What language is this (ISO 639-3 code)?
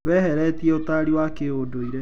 kik